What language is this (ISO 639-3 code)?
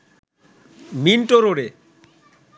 ben